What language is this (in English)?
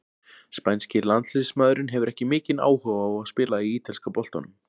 Icelandic